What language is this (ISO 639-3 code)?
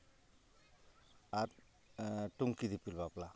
sat